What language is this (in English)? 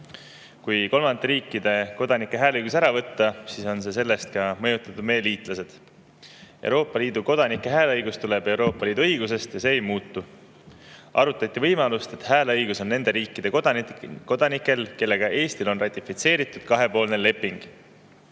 Estonian